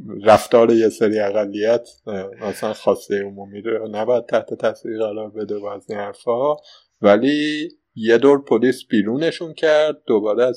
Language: Persian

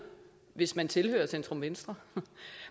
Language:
Danish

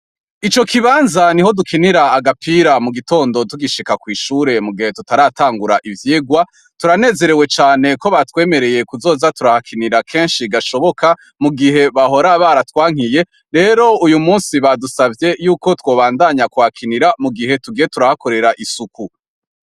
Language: Rundi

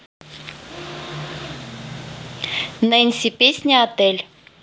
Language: Russian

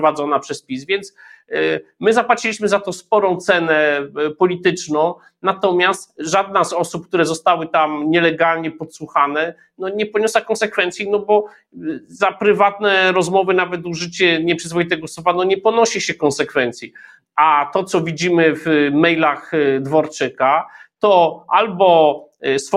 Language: Polish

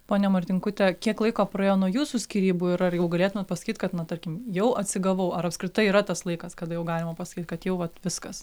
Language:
Lithuanian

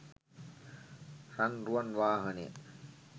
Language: Sinhala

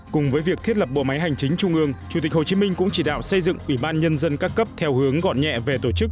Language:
Vietnamese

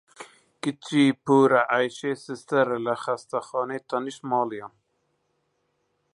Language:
Central Kurdish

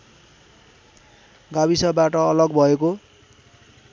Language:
Nepali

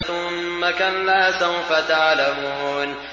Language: Arabic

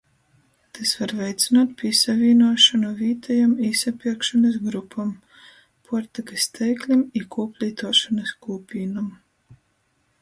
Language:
Latgalian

